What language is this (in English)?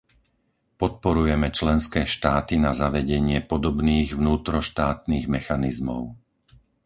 Slovak